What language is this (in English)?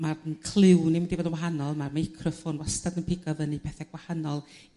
Welsh